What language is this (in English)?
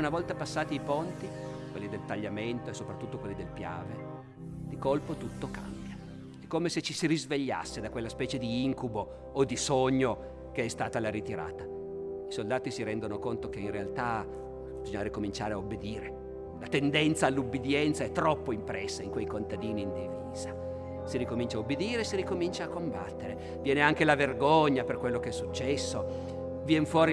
Italian